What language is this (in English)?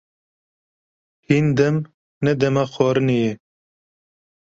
Kurdish